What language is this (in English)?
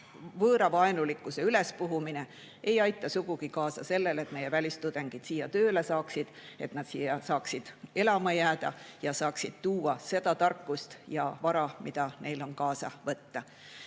Estonian